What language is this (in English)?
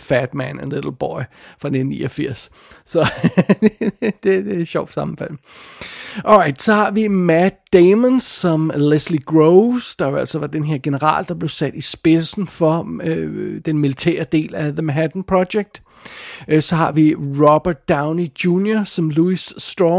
Danish